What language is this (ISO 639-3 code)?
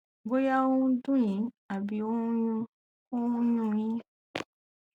yor